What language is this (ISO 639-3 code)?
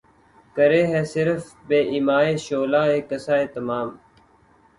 urd